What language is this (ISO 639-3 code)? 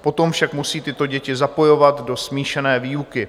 ces